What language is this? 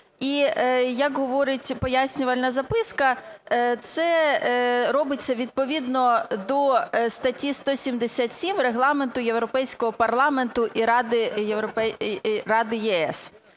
Ukrainian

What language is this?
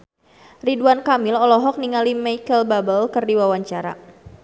Sundanese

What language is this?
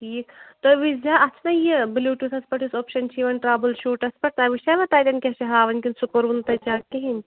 Kashmiri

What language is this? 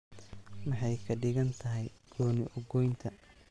Somali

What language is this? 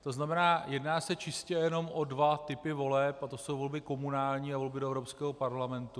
Czech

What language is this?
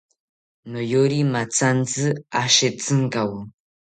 South Ucayali Ashéninka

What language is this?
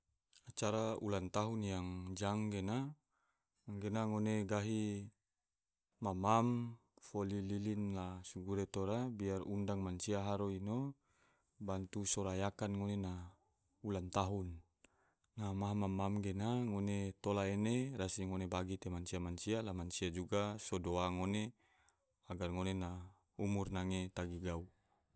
Tidore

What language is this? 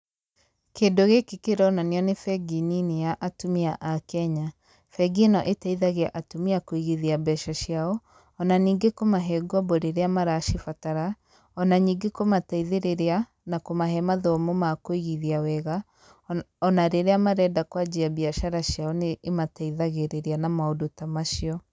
Kikuyu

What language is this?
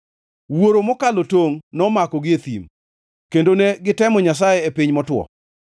Luo (Kenya and Tanzania)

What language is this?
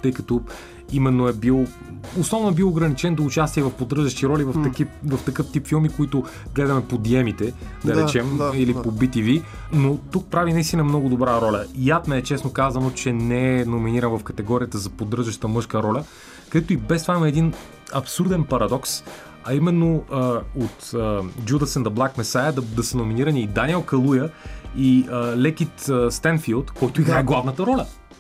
Bulgarian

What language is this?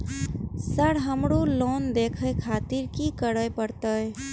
Maithili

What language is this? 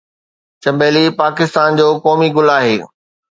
Sindhi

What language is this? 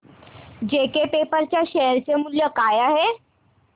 Marathi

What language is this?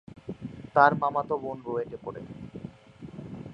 Bangla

